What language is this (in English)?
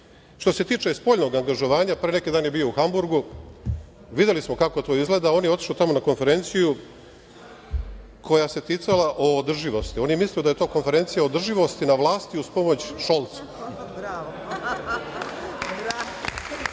Serbian